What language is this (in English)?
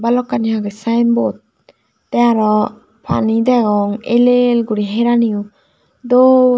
Chakma